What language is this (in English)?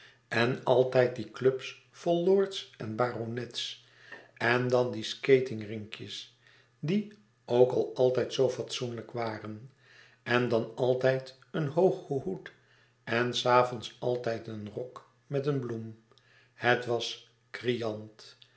Dutch